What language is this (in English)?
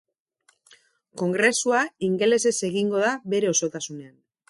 Basque